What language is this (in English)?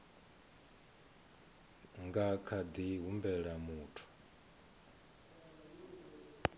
Venda